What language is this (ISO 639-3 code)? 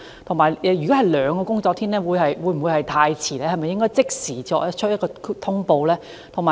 yue